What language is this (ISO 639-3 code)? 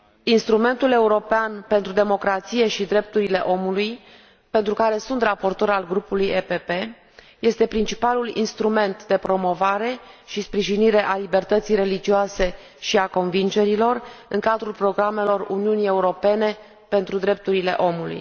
ron